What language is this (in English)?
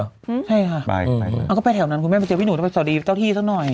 Thai